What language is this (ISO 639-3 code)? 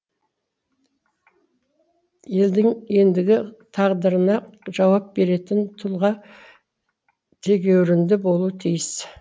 kaz